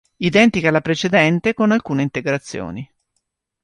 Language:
Italian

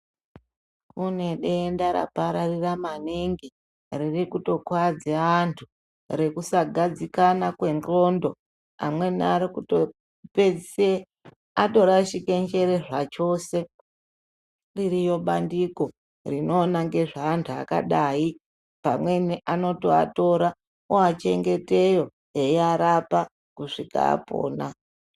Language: Ndau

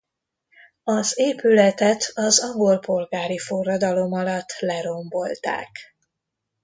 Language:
Hungarian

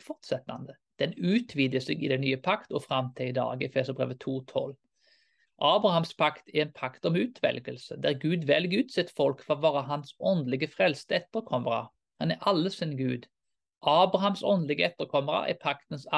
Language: Danish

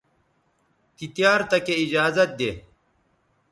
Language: Bateri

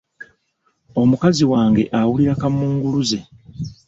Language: Ganda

